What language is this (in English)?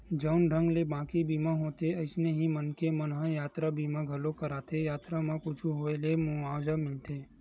Chhattisgarhi